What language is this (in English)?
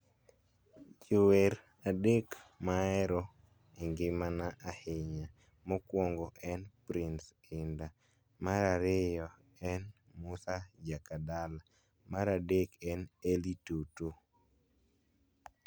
Luo (Kenya and Tanzania)